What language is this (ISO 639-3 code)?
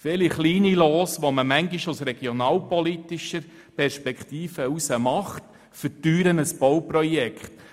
gsw